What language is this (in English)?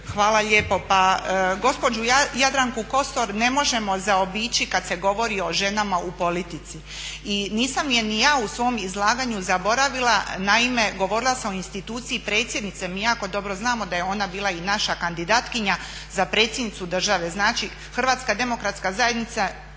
Croatian